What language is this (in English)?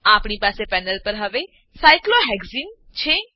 Gujarati